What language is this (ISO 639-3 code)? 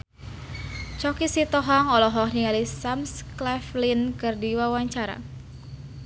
sun